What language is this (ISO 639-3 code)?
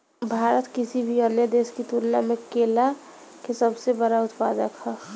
bho